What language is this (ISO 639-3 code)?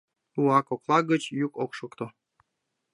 chm